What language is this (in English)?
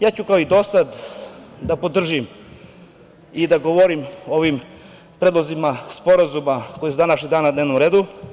Serbian